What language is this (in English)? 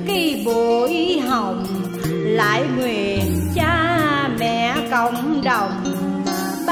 Vietnamese